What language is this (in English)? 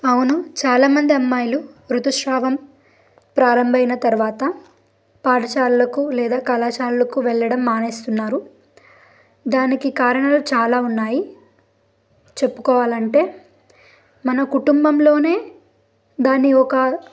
Telugu